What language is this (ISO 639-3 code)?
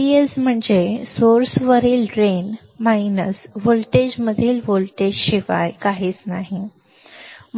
mar